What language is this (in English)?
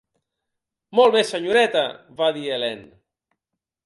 Catalan